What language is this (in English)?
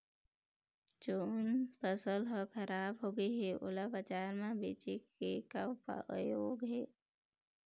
Chhattisgarhi